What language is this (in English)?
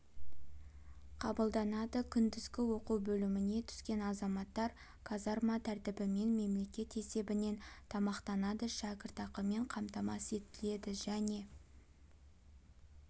Kazakh